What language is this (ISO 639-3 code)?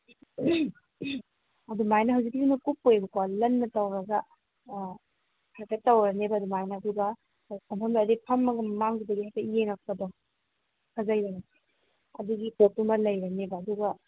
mni